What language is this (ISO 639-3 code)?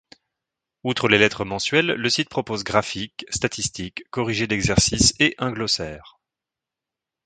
fra